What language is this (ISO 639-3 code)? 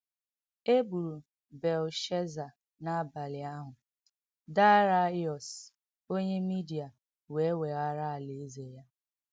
ibo